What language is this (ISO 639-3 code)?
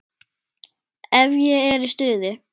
isl